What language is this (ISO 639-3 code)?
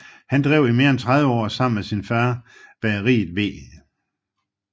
dan